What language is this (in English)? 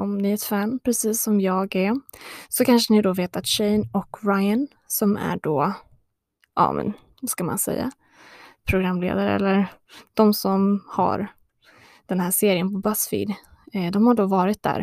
Swedish